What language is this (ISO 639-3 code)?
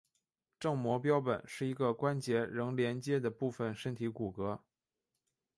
zho